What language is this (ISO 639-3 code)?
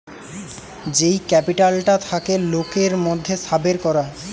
ben